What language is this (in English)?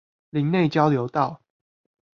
Chinese